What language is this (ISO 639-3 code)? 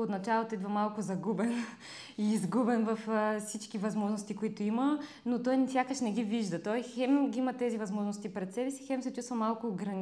bul